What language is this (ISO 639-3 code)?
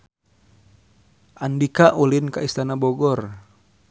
sun